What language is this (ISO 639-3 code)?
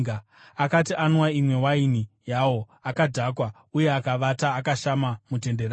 sna